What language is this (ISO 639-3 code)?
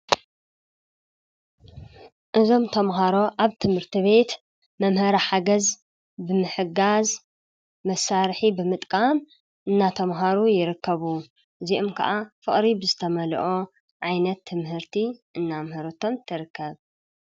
tir